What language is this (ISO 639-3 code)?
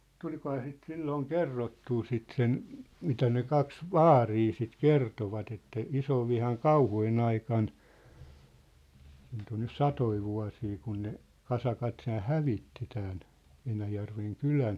fin